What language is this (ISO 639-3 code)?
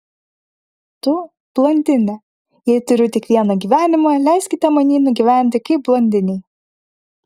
lit